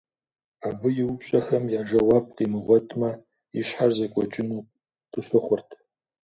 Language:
Kabardian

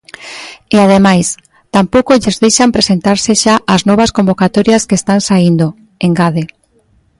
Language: Galician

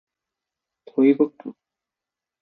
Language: Japanese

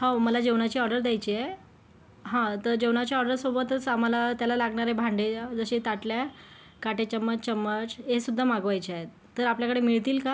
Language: Marathi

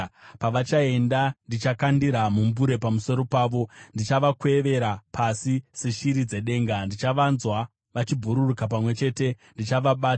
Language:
Shona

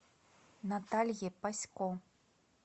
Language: Russian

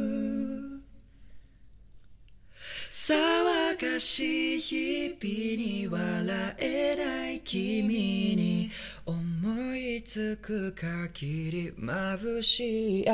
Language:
Japanese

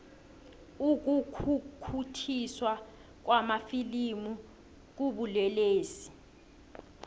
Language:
South Ndebele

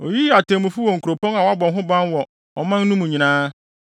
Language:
Akan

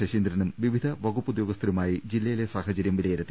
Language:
Malayalam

